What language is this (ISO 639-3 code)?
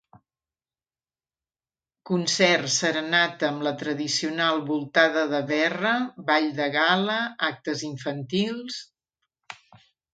cat